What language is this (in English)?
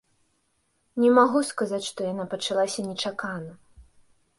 Belarusian